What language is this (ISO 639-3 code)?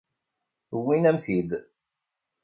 kab